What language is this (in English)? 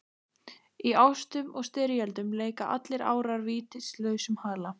Icelandic